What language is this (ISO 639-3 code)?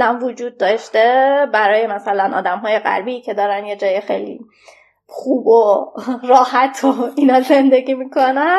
fas